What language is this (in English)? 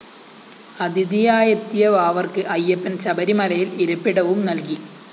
Malayalam